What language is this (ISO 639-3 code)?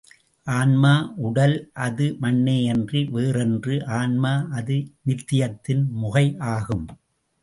tam